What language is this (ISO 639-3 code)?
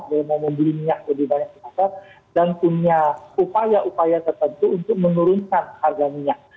ind